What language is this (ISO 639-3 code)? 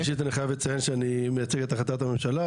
heb